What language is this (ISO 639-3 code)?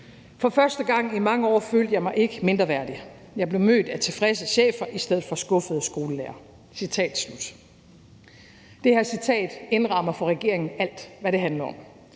dan